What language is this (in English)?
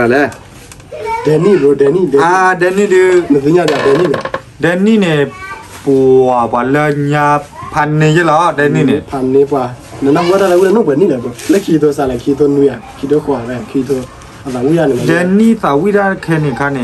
Thai